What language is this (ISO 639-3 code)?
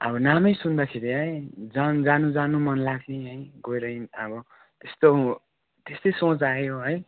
nep